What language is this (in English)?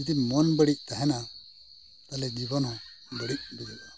Santali